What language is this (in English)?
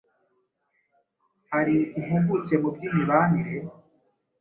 Kinyarwanda